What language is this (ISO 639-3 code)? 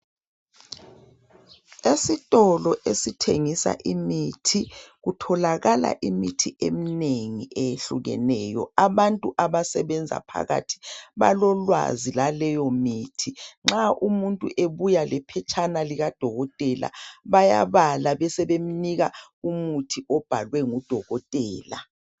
nde